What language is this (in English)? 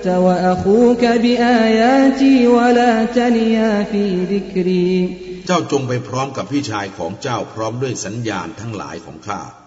Thai